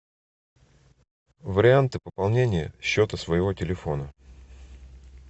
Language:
Russian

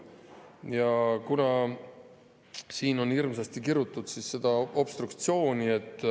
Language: Estonian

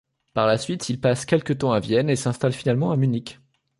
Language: French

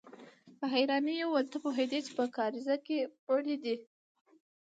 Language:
Pashto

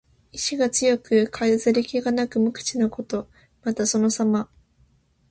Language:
Japanese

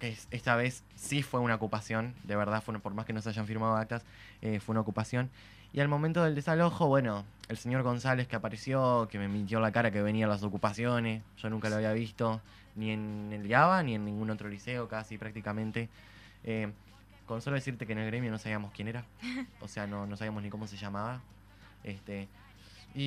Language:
Spanish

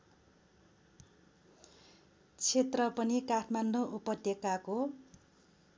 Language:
Nepali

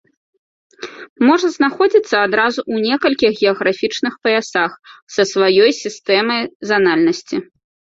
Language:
Belarusian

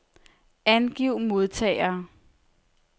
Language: Danish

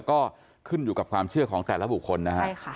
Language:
Thai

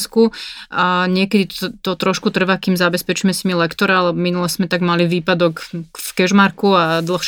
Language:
Slovak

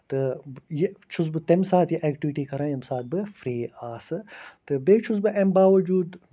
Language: Kashmiri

